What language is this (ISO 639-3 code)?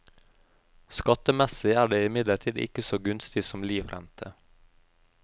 nor